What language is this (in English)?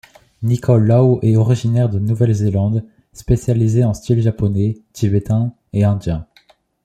French